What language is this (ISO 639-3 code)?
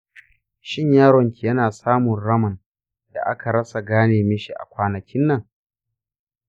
hau